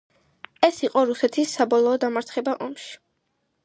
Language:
Georgian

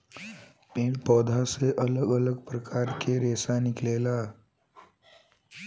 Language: Bhojpuri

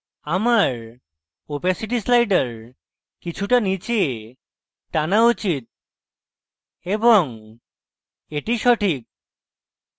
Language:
Bangla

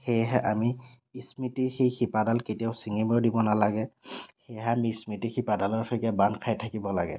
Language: Assamese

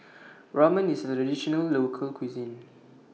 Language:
English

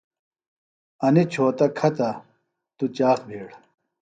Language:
Phalura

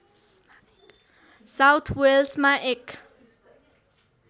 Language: Nepali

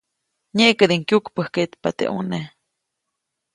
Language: Copainalá Zoque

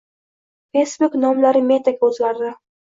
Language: Uzbek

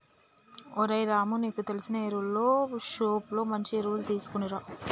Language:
Telugu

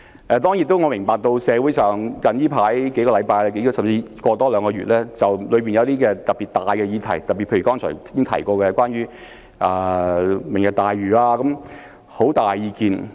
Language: Cantonese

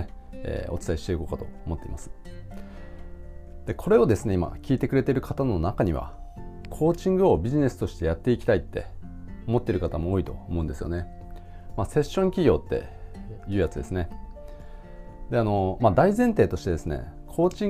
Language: Japanese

